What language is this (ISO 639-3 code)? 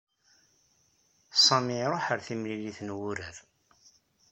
kab